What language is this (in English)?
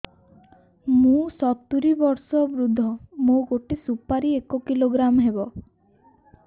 Odia